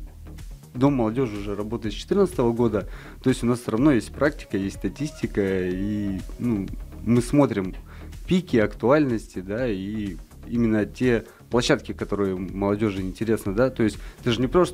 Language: Russian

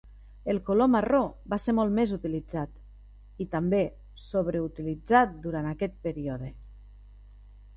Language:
Catalan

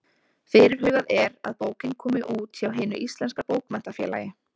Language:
Icelandic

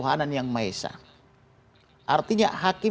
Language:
Indonesian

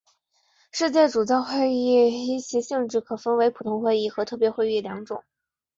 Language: Chinese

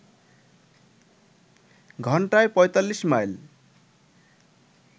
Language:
Bangla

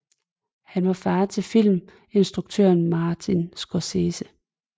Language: Danish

